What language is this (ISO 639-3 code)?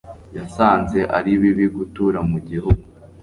kin